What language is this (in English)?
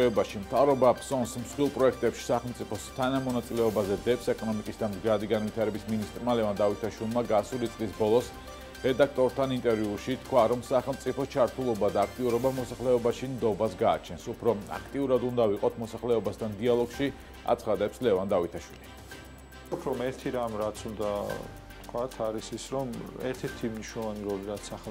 Romanian